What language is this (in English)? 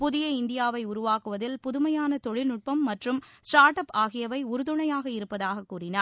Tamil